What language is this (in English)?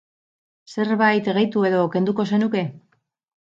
Basque